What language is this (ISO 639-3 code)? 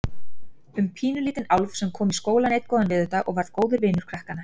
isl